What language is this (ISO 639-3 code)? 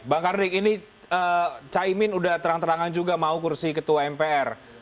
ind